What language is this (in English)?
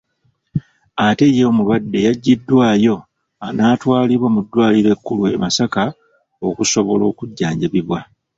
Ganda